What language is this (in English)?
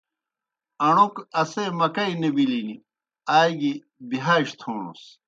Kohistani Shina